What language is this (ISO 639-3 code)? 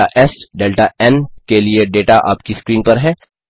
hin